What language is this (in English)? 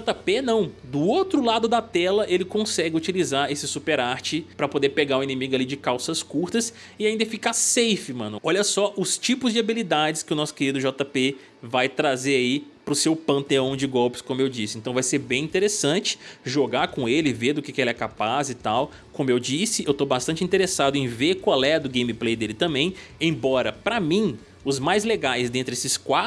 Portuguese